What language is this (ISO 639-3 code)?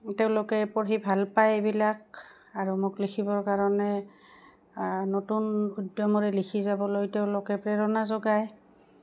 asm